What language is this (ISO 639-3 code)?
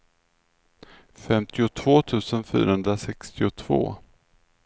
swe